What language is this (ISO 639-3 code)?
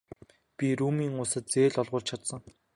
mon